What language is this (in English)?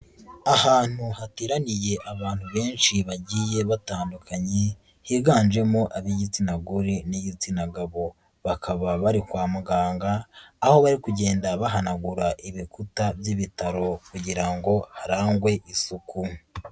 Kinyarwanda